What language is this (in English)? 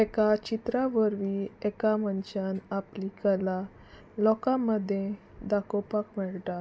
Konkani